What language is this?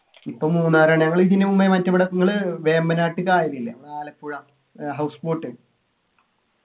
Malayalam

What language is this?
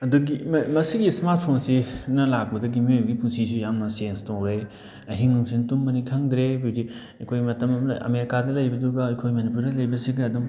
Manipuri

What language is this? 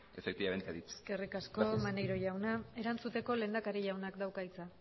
Basque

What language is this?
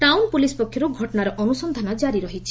Odia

